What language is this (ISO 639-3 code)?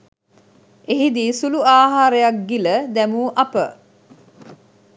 sin